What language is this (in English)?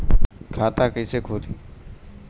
Bhojpuri